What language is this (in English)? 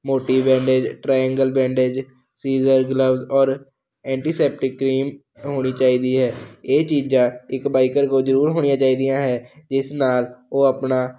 Punjabi